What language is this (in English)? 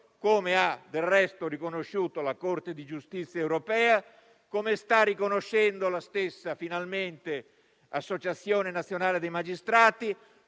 Italian